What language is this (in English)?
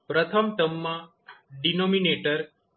Gujarati